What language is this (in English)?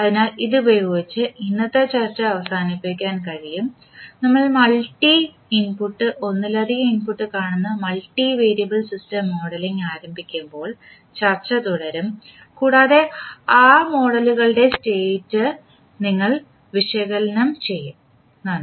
Malayalam